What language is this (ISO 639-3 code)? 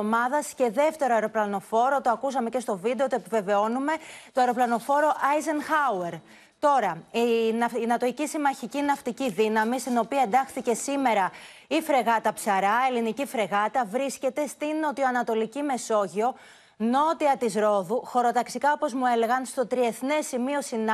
ell